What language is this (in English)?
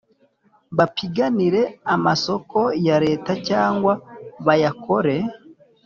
Kinyarwanda